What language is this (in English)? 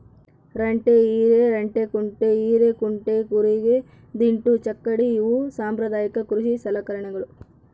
Kannada